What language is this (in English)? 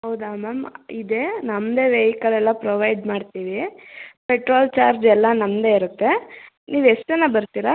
Kannada